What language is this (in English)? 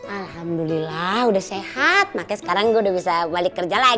Indonesian